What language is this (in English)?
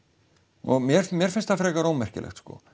Icelandic